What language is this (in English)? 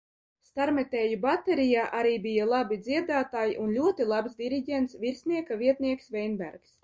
Latvian